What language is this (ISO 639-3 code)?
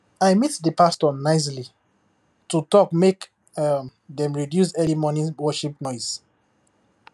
pcm